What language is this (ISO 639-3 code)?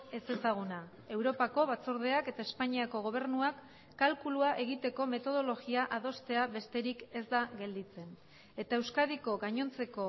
eus